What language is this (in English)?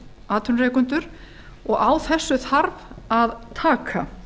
Icelandic